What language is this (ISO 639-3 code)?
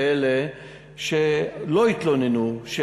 heb